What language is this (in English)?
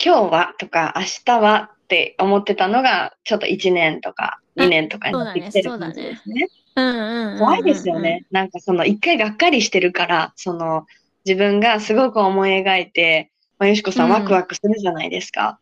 Japanese